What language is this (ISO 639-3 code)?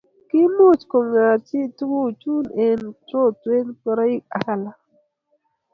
kln